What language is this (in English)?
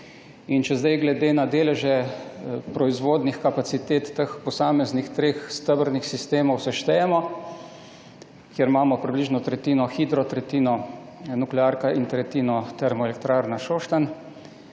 Slovenian